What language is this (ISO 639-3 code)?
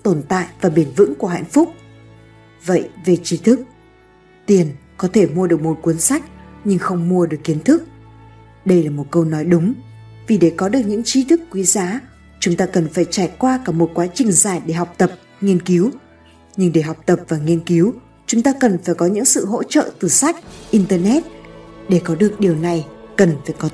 vie